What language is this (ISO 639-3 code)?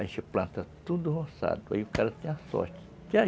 por